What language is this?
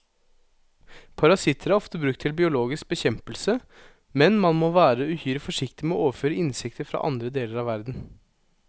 Norwegian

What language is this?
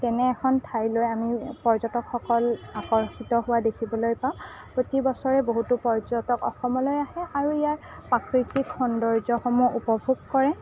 Assamese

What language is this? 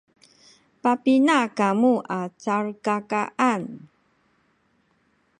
Sakizaya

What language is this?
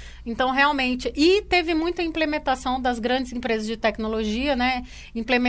Portuguese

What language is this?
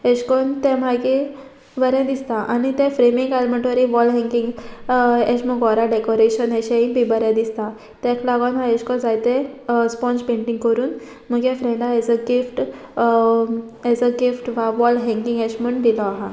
Konkani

